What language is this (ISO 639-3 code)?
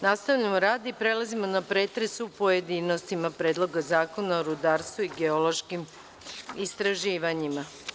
srp